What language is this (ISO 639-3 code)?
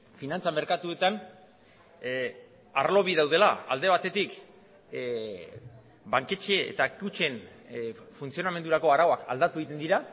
eus